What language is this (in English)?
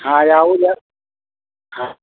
Maithili